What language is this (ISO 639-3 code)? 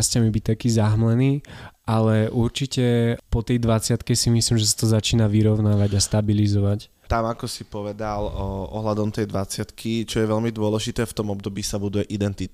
slk